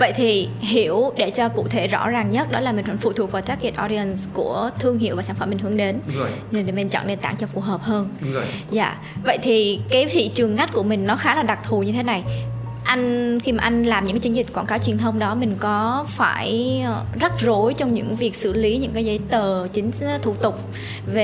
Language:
Vietnamese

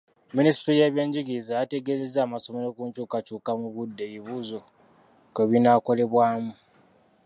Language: Ganda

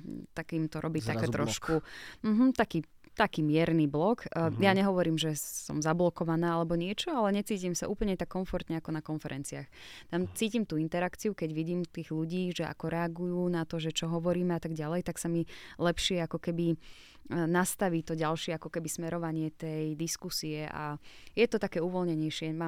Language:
Slovak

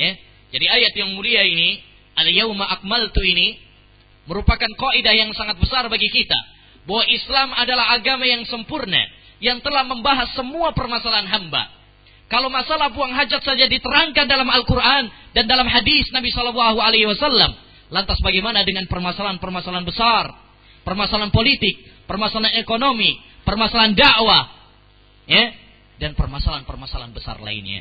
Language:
Malay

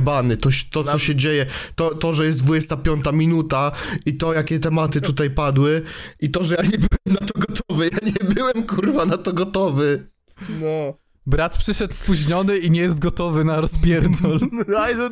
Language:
Polish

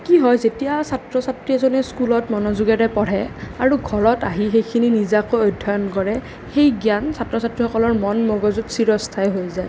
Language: Assamese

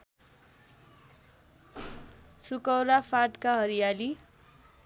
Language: Nepali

